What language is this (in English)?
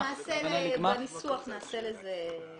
Hebrew